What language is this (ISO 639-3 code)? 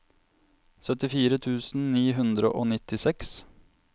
nor